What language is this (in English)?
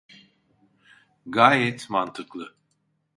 Turkish